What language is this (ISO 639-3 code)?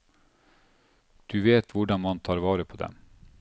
nor